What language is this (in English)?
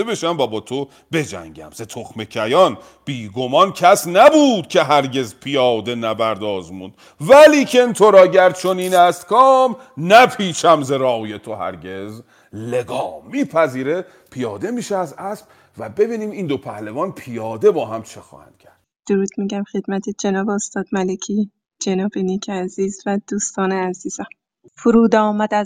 Persian